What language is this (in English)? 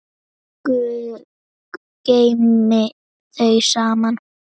Icelandic